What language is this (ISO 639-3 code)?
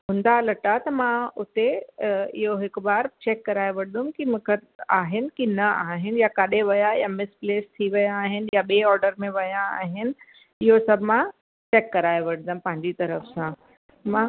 snd